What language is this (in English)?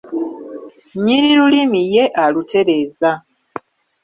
Ganda